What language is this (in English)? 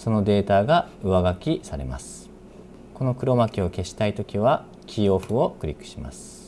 Japanese